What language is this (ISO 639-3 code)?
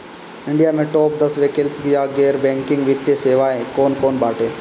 bho